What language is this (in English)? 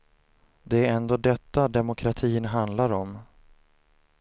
Swedish